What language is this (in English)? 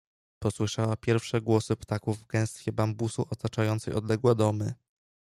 Polish